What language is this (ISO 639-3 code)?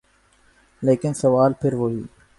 urd